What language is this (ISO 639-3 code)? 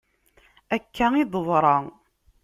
kab